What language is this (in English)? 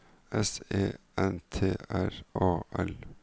Norwegian